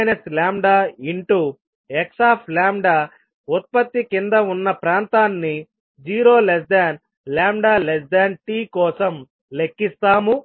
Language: Telugu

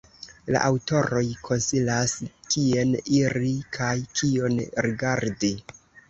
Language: Esperanto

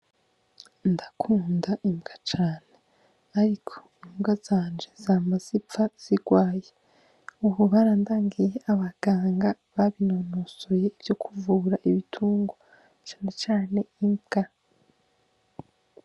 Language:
Rundi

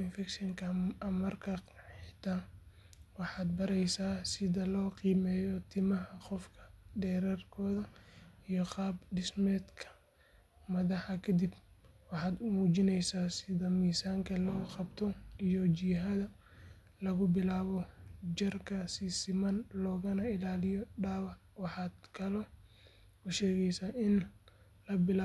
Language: Somali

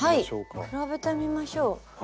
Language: Japanese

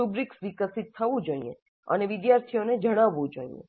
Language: Gujarati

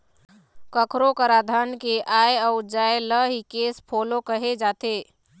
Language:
Chhattisgarhi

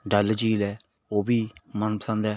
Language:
Punjabi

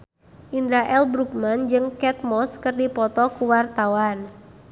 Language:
Sundanese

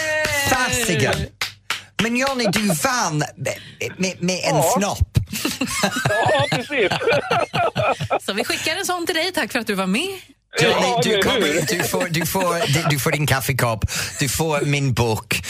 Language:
Swedish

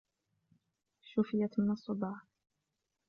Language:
Arabic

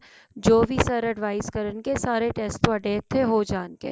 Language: Punjabi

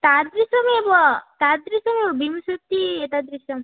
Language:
Sanskrit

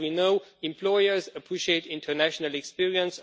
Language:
English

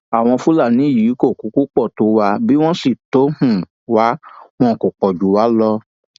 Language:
Yoruba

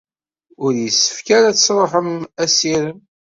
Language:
Kabyle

